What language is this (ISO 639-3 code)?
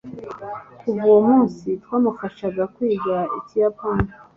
kin